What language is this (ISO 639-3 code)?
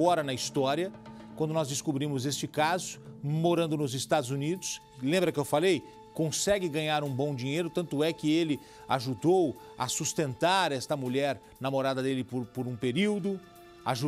por